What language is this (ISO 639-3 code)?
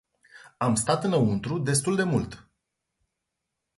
ron